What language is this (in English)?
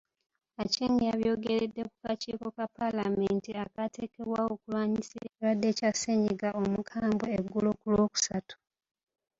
Ganda